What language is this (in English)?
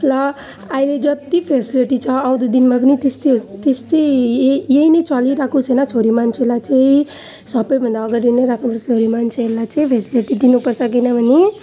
Nepali